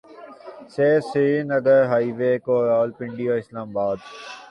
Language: Urdu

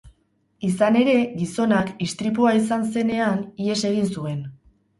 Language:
Basque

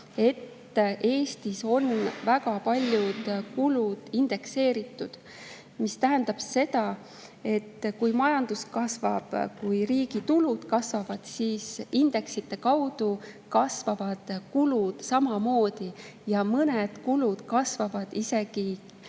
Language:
Estonian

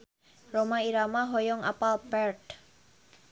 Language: Sundanese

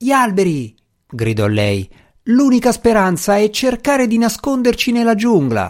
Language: Italian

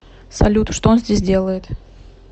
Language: Russian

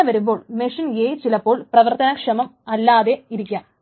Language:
Malayalam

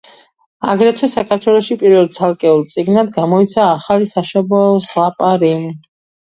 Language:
Georgian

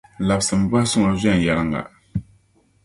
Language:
Dagbani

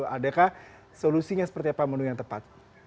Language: Indonesian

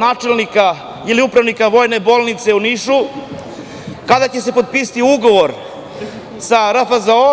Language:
Serbian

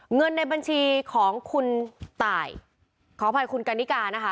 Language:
Thai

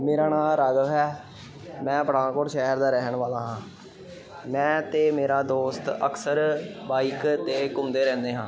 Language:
Punjabi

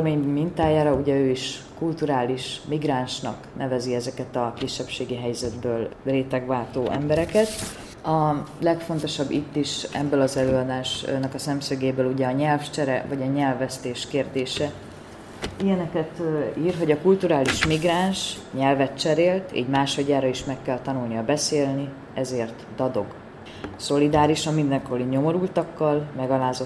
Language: Hungarian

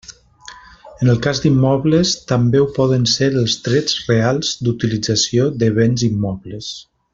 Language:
Catalan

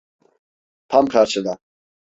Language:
Turkish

